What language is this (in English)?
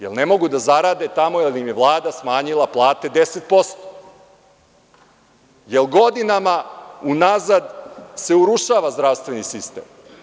Serbian